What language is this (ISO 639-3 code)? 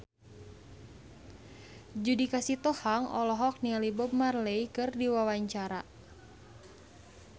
sun